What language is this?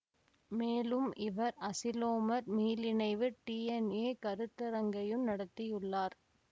Tamil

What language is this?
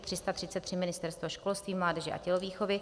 Czech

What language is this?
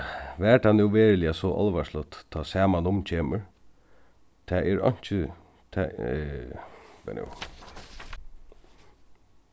Faroese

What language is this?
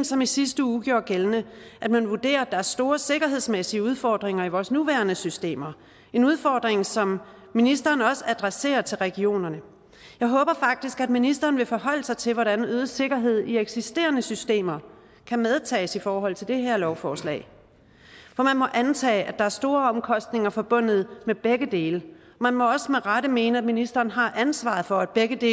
Danish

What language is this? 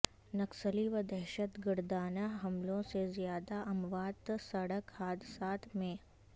Urdu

